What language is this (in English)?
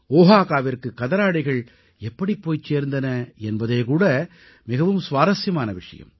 Tamil